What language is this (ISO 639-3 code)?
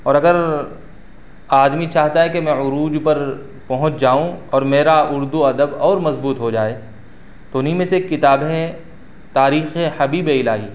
urd